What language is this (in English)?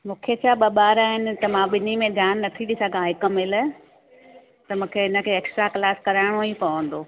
Sindhi